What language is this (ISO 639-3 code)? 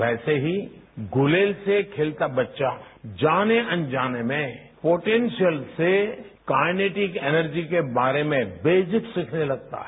hin